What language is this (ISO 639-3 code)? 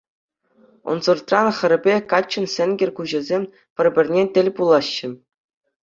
chv